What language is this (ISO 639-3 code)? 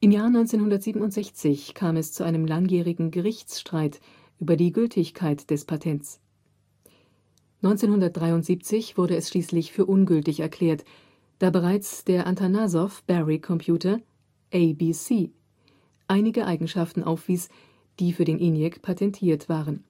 deu